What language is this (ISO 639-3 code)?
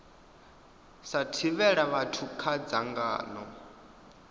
ven